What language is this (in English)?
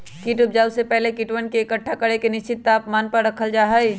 Magahi